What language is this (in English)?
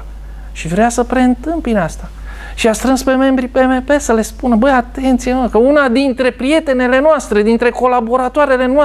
Romanian